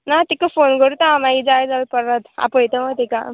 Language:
Konkani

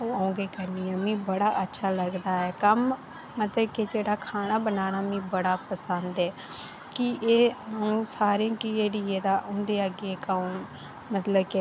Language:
Dogri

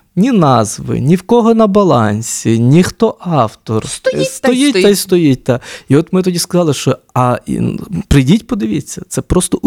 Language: Ukrainian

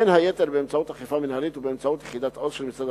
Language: Hebrew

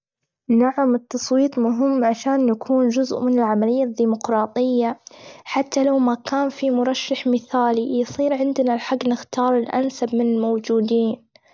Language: Gulf Arabic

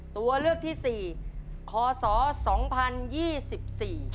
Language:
Thai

